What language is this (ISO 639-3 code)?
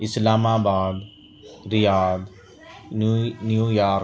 urd